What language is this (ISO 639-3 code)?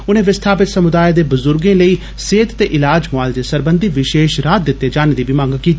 doi